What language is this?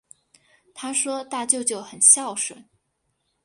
Chinese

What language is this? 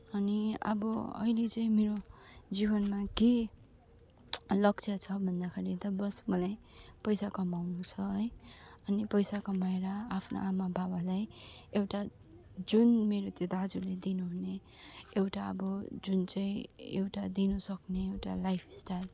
Nepali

